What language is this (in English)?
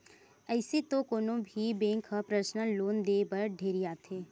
Chhattisgarhi